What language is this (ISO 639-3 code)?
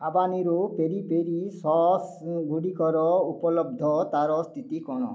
ori